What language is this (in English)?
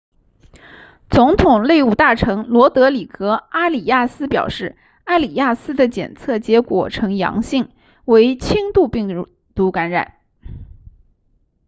Chinese